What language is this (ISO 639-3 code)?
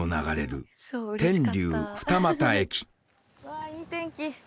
jpn